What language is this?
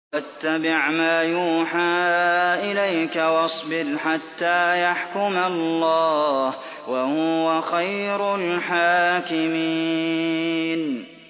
Arabic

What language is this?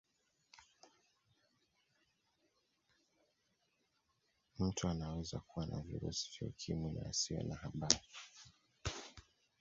Swahili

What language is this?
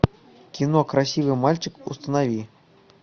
Russian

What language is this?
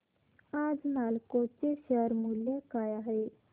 Marathi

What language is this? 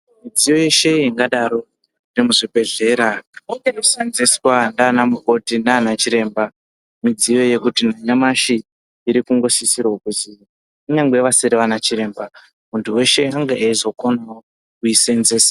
Ndau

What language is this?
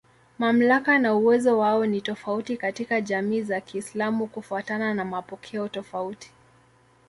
Swahili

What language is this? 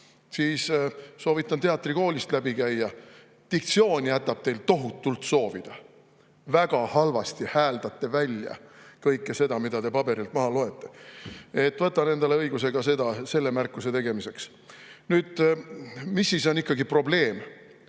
Estonian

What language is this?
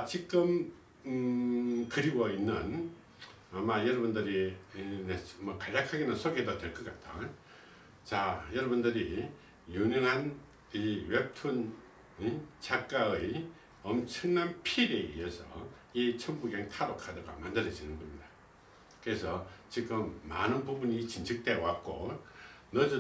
Korean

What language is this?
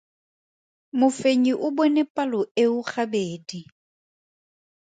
Tswana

